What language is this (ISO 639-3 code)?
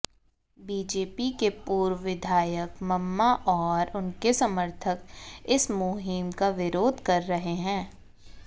hin